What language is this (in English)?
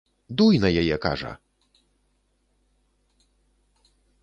Belarusian